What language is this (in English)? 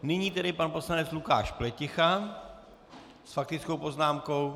Czech